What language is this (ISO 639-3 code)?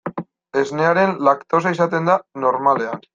eus